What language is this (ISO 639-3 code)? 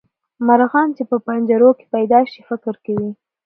pus